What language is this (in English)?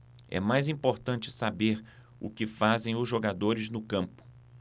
Portuguese